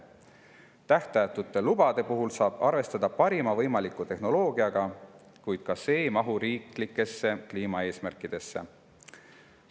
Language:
Estonian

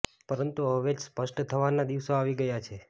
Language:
Gujarati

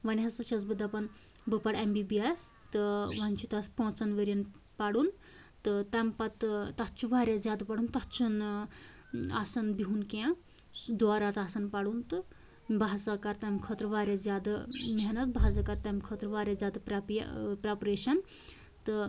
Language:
Kashmiri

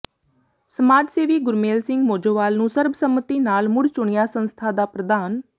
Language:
Punjabi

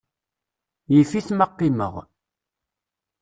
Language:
Kabyle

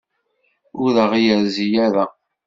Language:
Kabyle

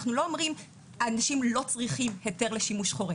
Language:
Hebrew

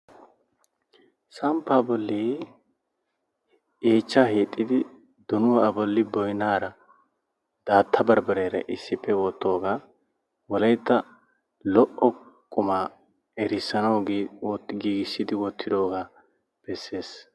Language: Wolaytta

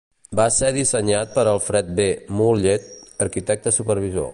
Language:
Catalan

